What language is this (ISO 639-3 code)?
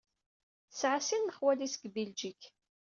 kab